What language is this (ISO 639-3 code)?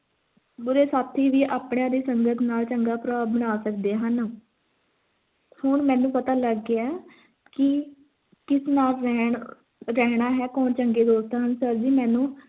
pan